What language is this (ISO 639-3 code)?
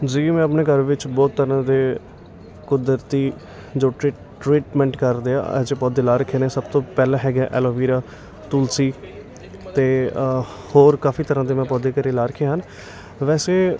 pan